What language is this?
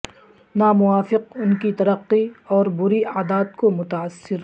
Urdu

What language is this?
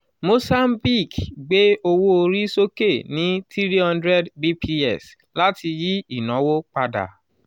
Yoruba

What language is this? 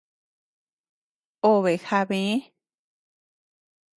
Tepeuxila Cuicatec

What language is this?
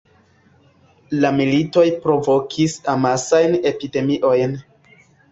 Esperanto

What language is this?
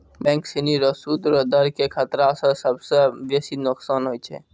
Maithili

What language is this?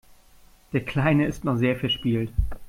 German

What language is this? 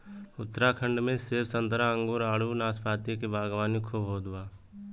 Bhojpuri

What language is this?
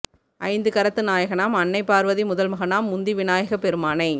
Tamil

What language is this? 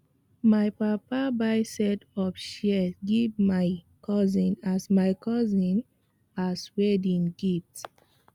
Nigerian Pidgin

